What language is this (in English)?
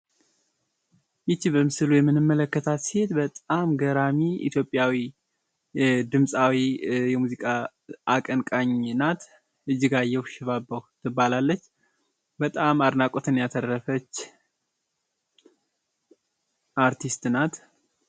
Amharic